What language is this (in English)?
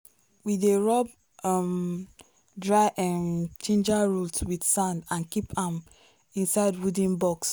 Nigerian Pidgin